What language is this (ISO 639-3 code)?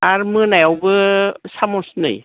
brx